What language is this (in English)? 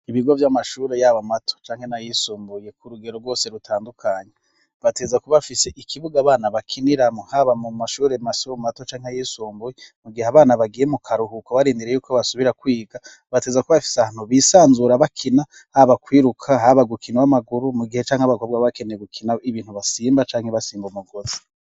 Rundi